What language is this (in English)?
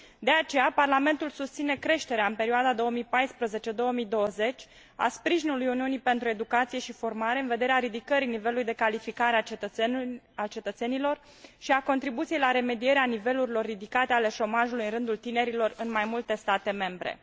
Romanian